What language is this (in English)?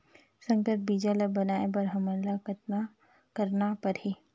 Chhattisgarhi